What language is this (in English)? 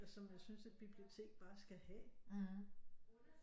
Danish